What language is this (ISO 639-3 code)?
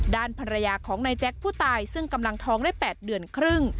tha